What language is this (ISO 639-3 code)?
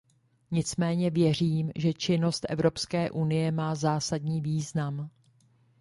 ces